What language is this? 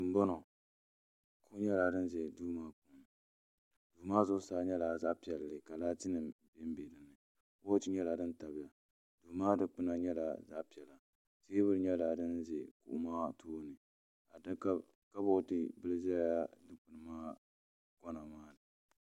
Dagbani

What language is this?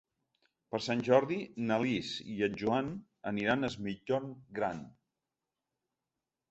Catalan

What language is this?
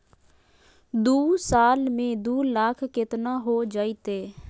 Magahi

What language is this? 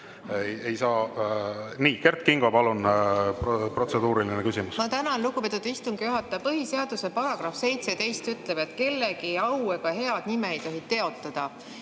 Estonian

